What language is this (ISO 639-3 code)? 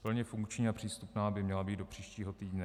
ces